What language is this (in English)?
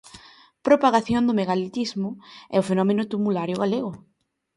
Galician